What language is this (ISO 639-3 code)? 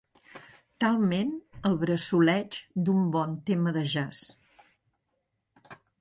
cat